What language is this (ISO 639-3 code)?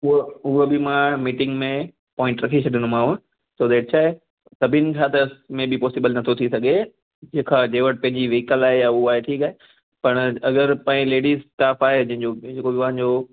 snd